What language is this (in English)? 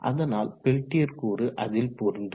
Tamil